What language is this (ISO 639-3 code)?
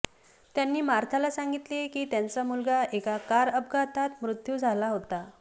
mar